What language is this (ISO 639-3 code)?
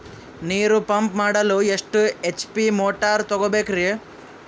kan